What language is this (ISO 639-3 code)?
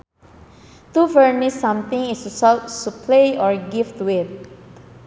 sun